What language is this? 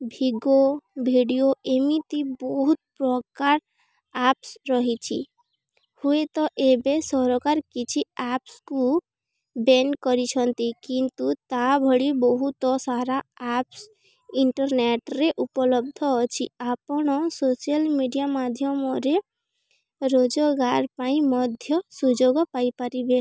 Odia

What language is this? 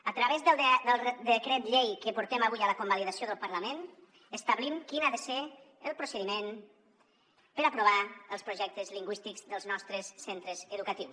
Catalan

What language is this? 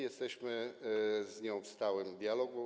Polish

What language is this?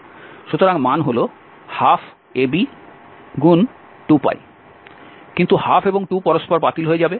Bangla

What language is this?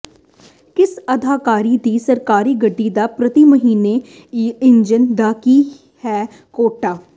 Punjabi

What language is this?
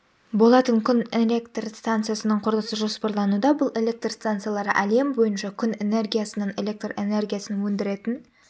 Kazakh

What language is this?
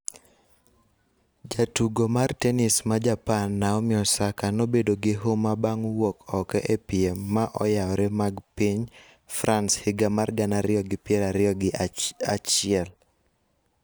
Luo (Kenya and Tanzania)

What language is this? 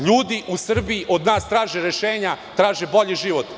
Serbian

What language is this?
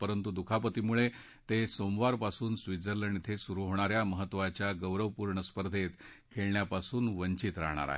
Marathi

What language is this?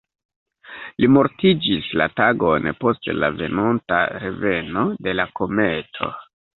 Esperanto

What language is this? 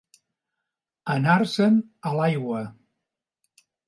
Catalan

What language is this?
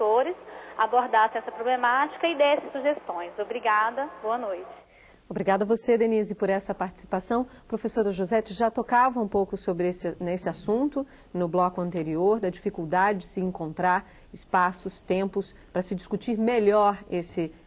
Portuguese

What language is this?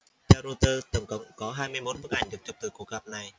Vietnamese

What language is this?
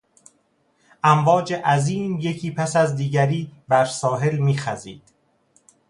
Persian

